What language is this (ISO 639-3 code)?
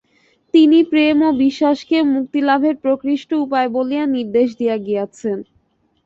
ben